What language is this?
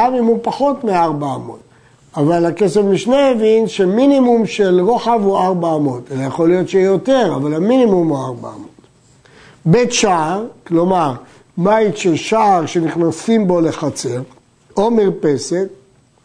Hebrew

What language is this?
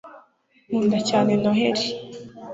Kinyarwanda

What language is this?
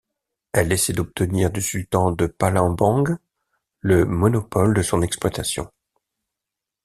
French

